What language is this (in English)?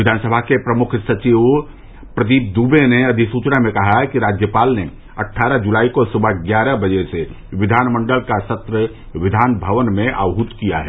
Hindi